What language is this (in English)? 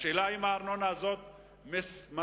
Hebrew